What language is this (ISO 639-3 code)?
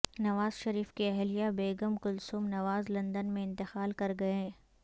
urd